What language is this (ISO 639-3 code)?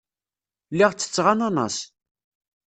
kab